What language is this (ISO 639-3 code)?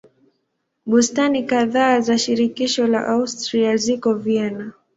swa